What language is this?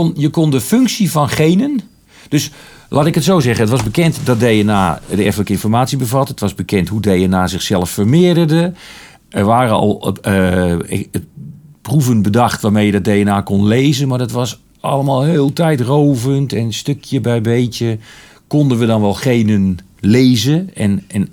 Dutch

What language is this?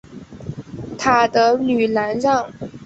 Chinese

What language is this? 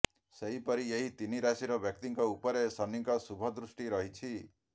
Odia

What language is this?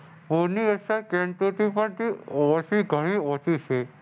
Gujarati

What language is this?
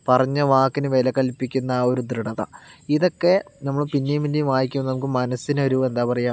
Malayalam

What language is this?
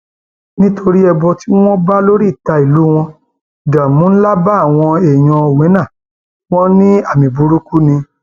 Yoruba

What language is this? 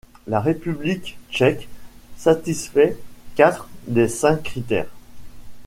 French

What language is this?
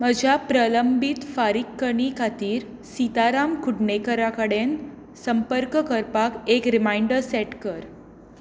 Konkani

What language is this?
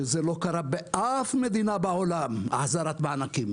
Hebrew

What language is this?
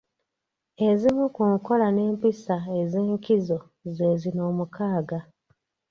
Ganda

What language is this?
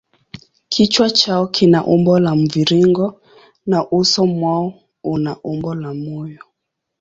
Swahili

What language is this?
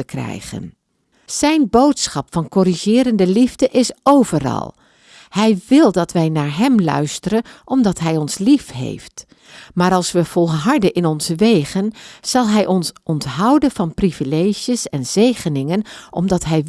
Dutch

